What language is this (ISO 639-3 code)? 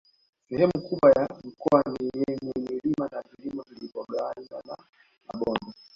swa